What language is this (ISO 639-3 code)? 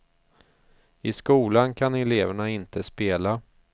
swe